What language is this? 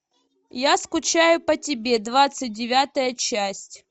Russian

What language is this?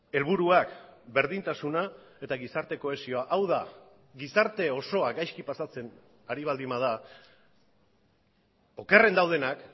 Basque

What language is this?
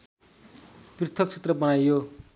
Nepali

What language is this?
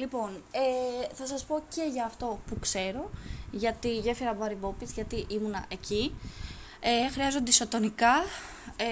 Greek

